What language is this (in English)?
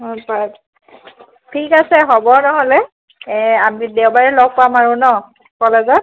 Assamese